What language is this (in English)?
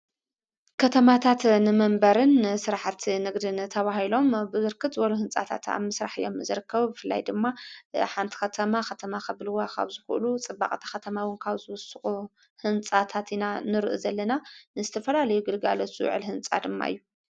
Tigrinya